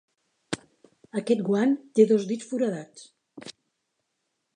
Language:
Catalan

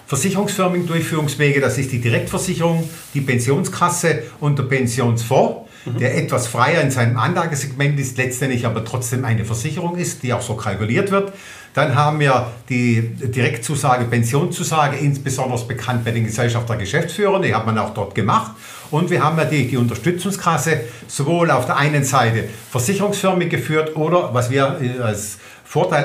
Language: German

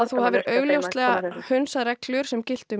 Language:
Icelandic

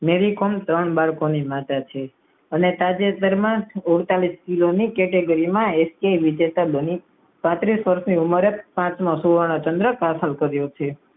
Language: Gujarati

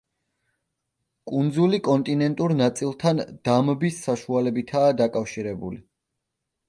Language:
Georgian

